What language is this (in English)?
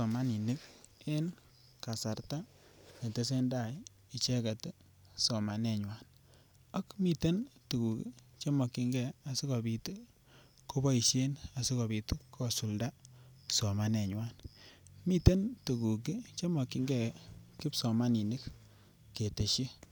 Kalenjin